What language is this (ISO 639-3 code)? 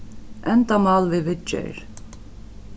fao